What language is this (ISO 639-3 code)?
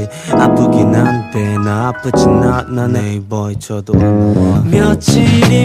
kor